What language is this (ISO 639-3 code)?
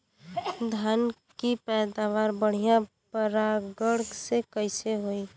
bho